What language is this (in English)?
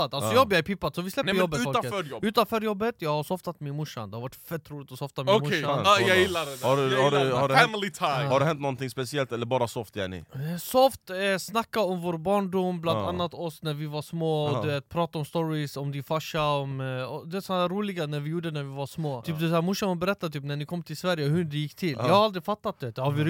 Swedish